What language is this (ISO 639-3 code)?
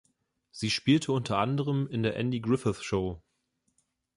deu